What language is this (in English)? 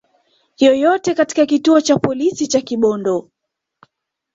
Swahili